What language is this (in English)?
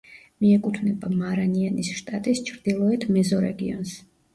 Georgian